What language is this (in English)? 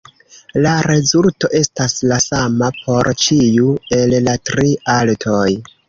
Esperanto